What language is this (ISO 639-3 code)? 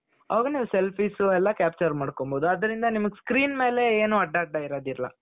kan